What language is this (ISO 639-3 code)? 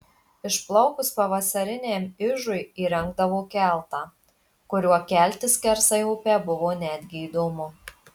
lit